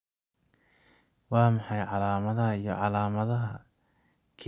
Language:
Somali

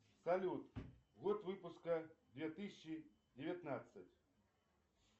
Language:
Russian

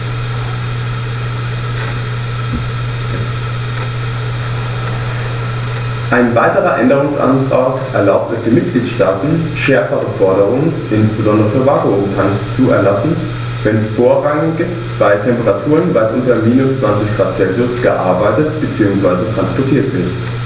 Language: German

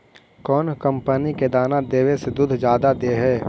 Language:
Magahi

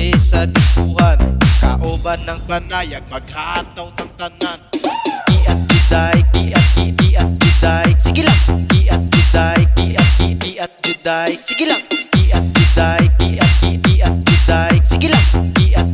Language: Indonesian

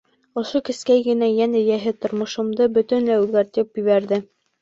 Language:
Bashkir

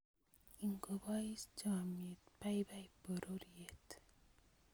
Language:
Kalenjin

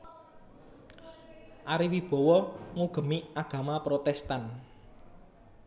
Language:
Javanese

